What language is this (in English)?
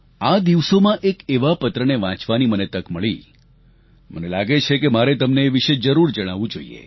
Gujarati